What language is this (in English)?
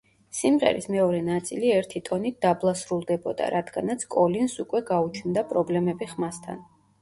Georgian